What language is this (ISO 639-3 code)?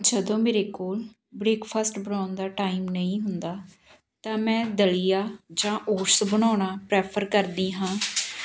pan